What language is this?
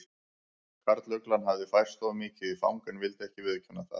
Icelandic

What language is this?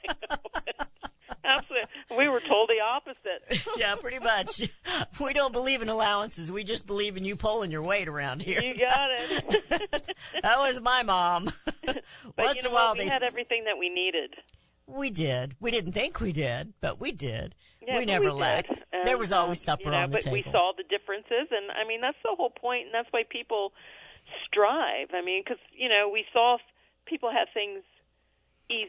English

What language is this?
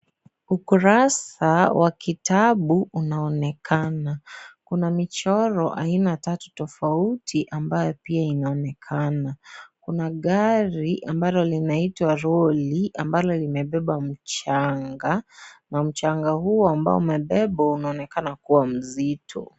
Swahili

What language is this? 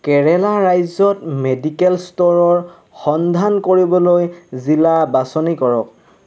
Assamese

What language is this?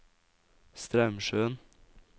Norwegian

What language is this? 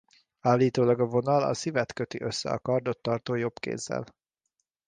Hungarian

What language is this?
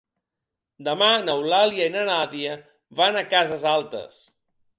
Catalan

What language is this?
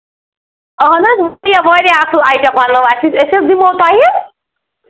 Kashmiri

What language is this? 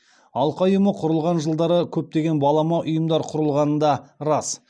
Kazakh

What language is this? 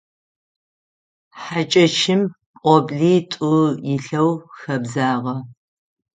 Adyghe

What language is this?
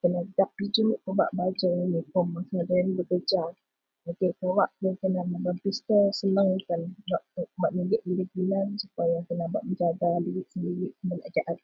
Central Melanau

